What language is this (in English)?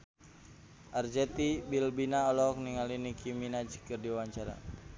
Sundanese